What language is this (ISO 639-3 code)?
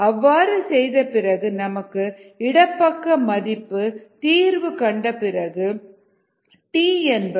tam